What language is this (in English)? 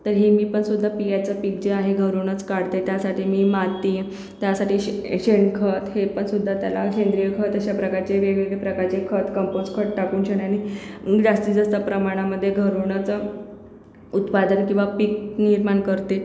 Marathi